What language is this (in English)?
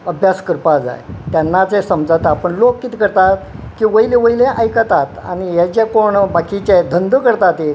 Konkani